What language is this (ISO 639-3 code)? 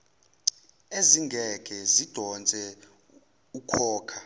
zul